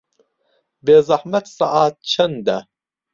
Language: Central Kurdish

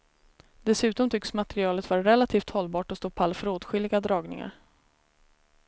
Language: Swedish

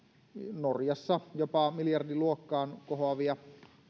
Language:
Finnish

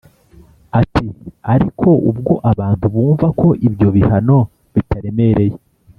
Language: Kinyarwanda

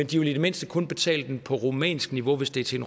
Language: Danish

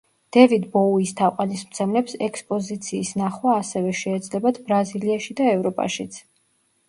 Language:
Georgian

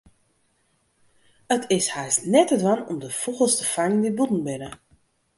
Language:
Western Frisian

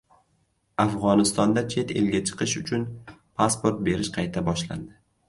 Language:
Uzbek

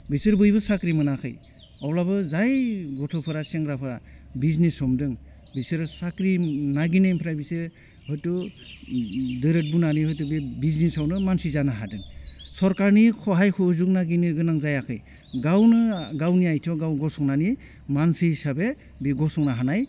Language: Bodo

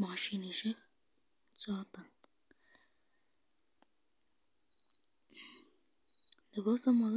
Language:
Kalenjin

